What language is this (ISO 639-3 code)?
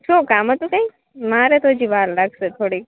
guj